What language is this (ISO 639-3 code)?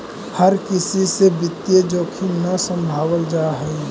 mag